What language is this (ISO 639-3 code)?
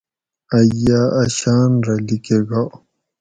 gwc